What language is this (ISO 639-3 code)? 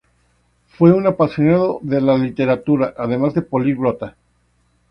spa